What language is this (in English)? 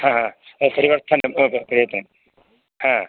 Sanskrit